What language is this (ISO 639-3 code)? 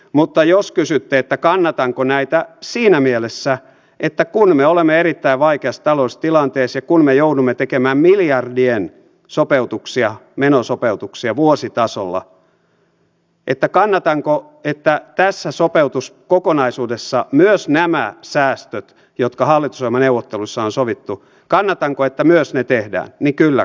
fin